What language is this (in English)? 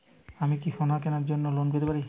Bangla